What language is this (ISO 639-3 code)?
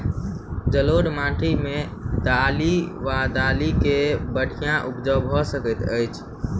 mai